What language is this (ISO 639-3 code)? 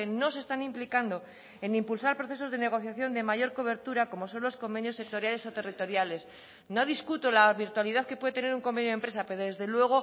spa